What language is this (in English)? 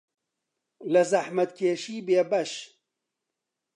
Central Kurdish